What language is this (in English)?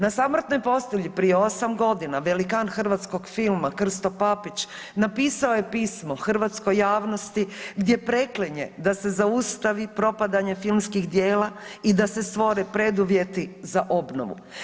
Croatian